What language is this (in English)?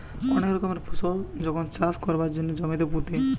Bangla